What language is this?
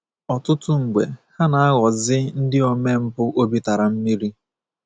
Igbo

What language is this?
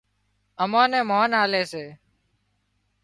Wadiyara Koli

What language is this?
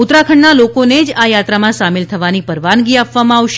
Gujarati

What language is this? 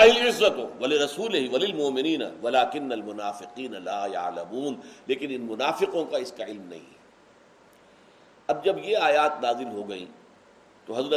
Urdu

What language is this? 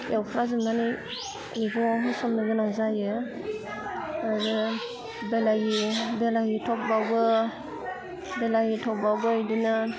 Bodo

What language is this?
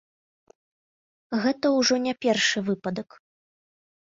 Belarusian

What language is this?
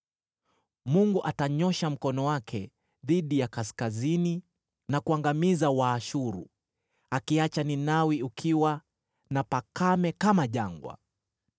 Swahili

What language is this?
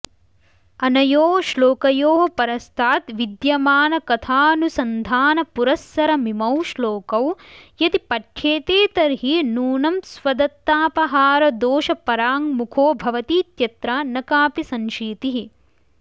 Sanskrit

